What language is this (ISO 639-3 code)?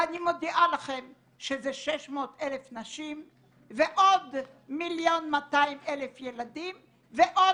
heb